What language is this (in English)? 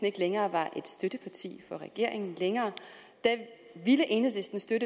Danish